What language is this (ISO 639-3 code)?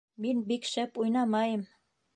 bak